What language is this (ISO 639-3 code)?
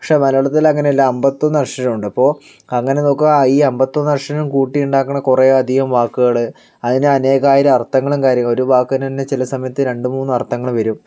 mal